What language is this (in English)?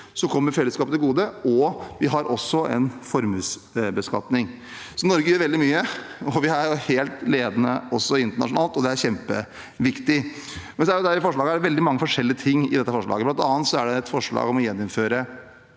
Norwegian